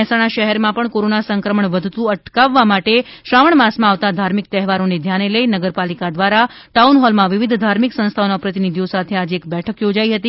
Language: Gujarati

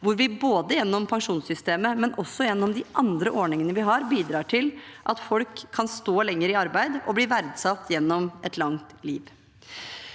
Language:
Norwegian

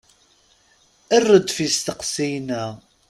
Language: Kabyle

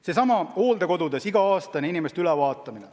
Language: Estonian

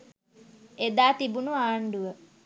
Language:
Sinhala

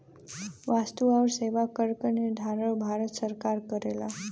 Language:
Bhojpuri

